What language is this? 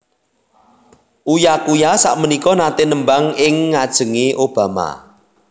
Javanese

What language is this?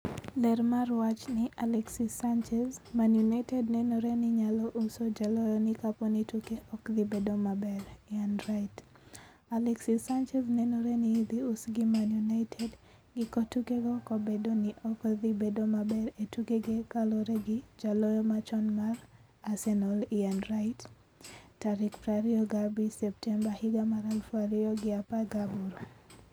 Luo (Kenya and Tanzania)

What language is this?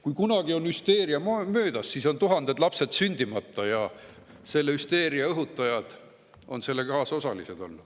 Estonian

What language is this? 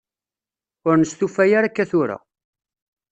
Kabyle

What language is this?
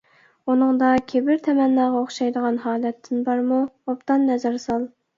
Uyghur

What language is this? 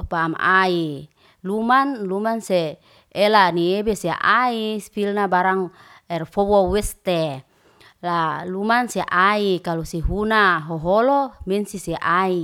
Liana-Seti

